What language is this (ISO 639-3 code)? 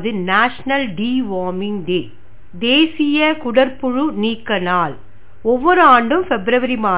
tam